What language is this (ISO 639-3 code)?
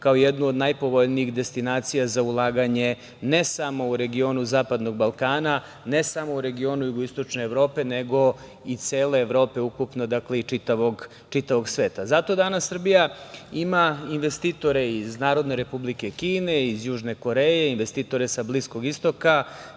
srp